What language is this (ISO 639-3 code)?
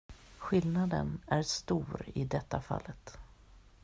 swe